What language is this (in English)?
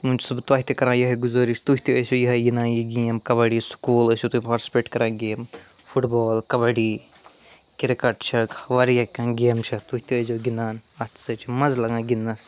Kashmiri